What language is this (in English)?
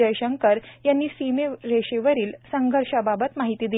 Marathi